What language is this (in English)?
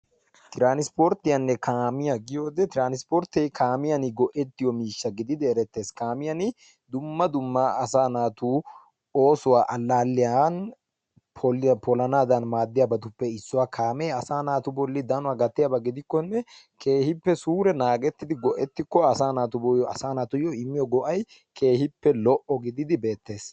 Wolaytta